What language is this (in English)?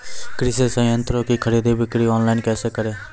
Maithili